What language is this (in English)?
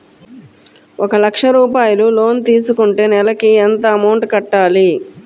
Telugu